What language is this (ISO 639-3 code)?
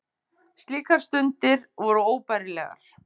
isl